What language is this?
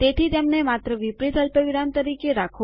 Gujarati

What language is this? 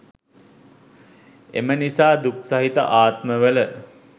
Sinhala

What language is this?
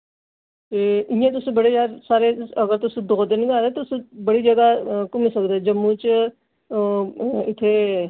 Dogri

